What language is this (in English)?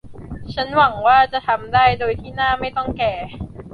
Thai